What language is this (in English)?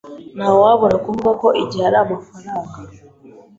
Kinyarwanda